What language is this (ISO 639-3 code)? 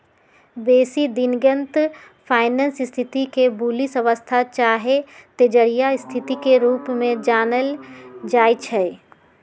mag